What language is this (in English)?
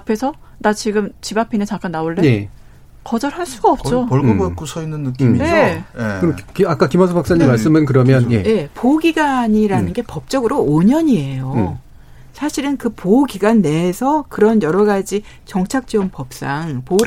Korean